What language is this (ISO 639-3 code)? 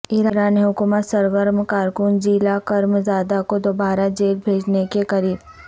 urd